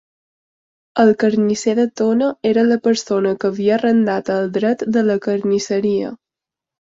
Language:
Catalan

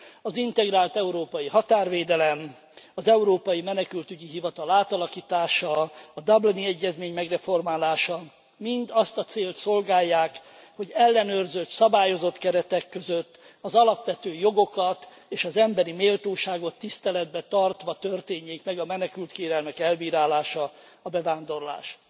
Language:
Hungarian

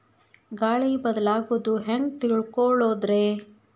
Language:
Kannada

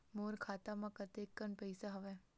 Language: Chhattisgarhi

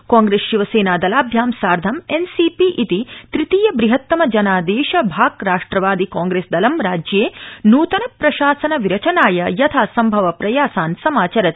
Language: Sanskrit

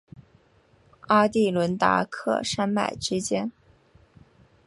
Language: Chinese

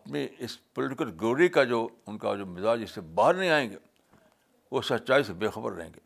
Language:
Urdu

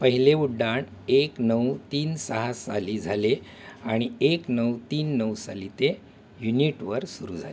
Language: Marathi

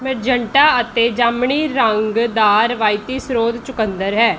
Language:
Punjabi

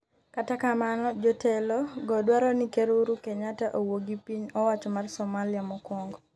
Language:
Luo (Kenya and Tanzania)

